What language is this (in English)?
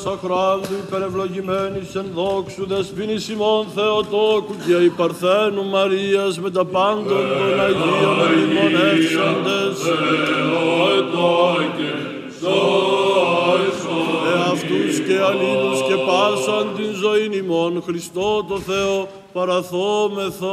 Greek